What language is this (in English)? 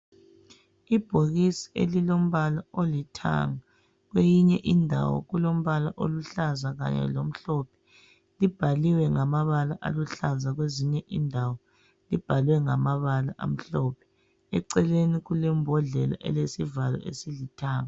North Ndebele